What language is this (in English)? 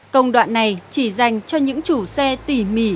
Vietnamese